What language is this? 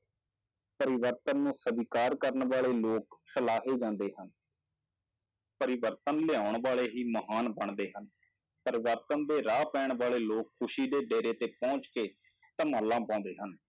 Punjabi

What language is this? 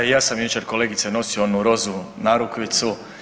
Croatian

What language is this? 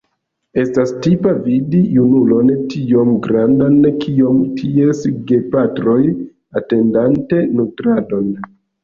Esperanto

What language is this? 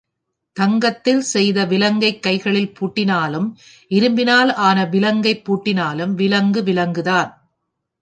Tamil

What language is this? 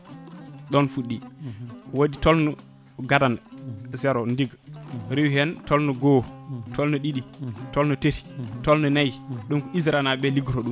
Fula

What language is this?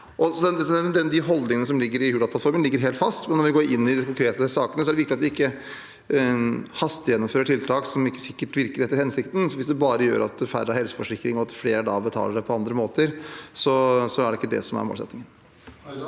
Norwegian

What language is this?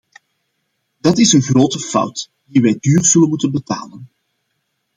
Dutch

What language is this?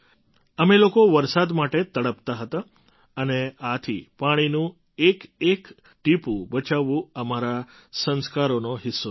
Gujarati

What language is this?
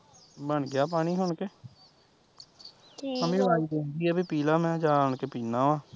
Punjabi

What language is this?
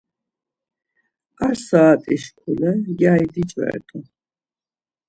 Laz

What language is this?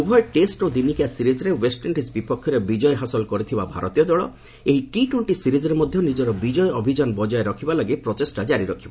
Odia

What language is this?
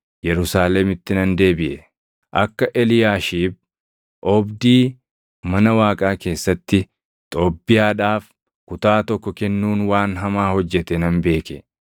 Oromo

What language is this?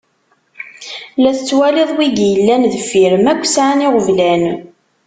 Kabyle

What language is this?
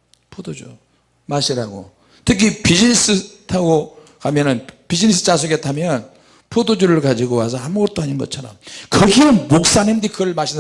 Korean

